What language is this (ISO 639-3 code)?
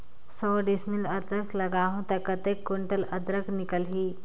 hne